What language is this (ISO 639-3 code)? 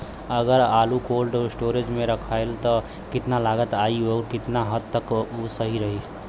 bho